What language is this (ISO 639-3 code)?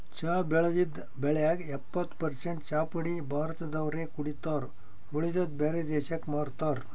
kan